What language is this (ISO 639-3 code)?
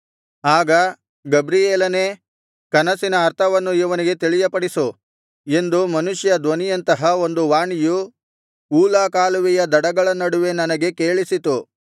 kan